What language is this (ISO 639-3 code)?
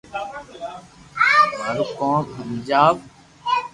lrk